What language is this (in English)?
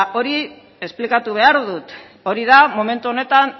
Basque